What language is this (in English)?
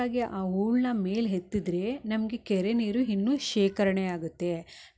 Kannada